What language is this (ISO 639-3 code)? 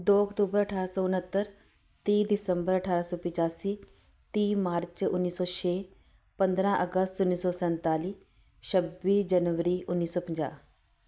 pan